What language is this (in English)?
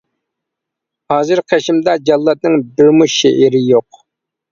Uyghur